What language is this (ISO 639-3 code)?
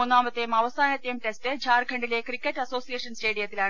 mal